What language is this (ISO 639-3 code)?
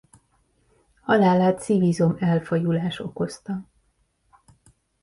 hun